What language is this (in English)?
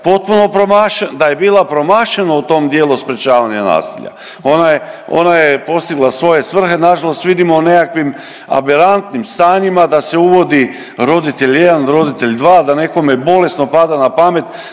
Croatian